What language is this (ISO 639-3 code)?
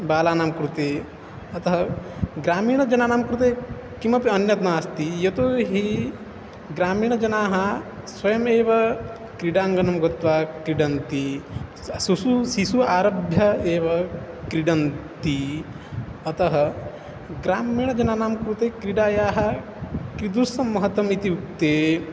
san